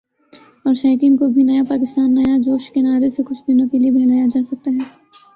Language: Urdu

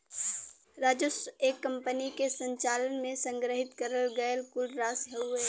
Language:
Bhojpuri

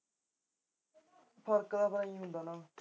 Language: Punjabi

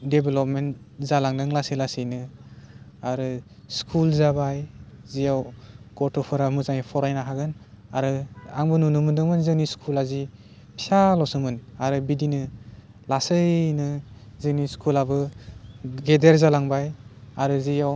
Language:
Bodo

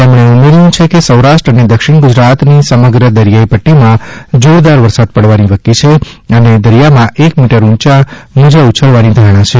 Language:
Gujarati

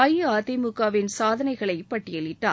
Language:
Tamil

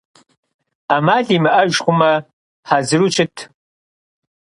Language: Kabardian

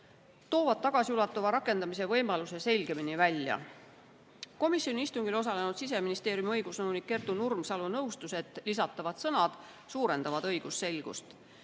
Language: Estonian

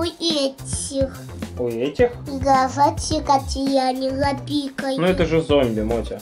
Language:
Russian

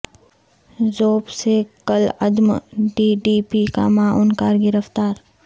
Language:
Urdu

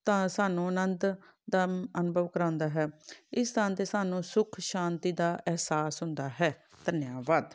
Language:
Punjabi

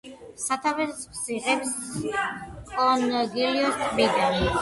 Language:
Georgian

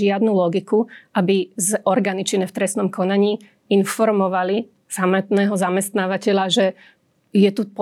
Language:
Slovak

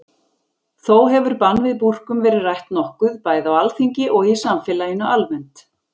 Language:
Icelandic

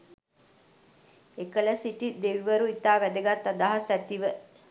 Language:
Sinhala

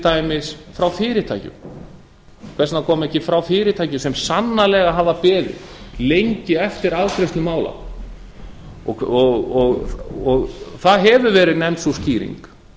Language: Icelandic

